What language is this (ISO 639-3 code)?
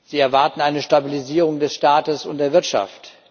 deu